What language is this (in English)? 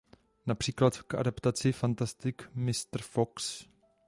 Czech